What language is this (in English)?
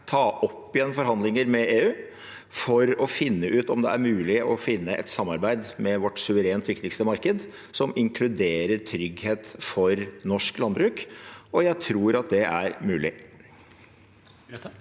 Norwegian